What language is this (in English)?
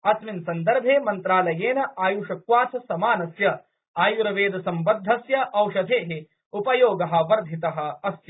Sanskrit